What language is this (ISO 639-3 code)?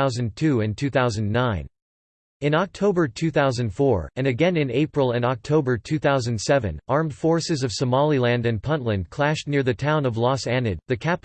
eng